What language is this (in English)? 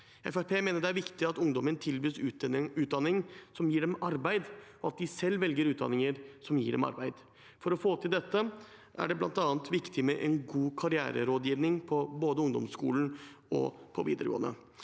Norwegian